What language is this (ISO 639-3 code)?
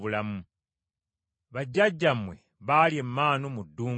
lug